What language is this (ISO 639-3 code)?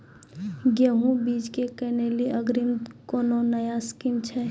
mai